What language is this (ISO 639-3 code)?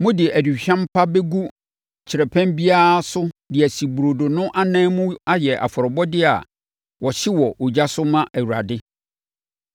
aka